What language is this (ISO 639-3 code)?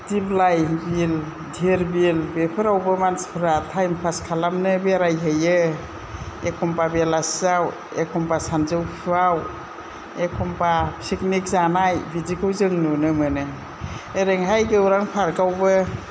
brx